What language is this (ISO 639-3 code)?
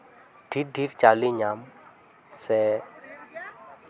sat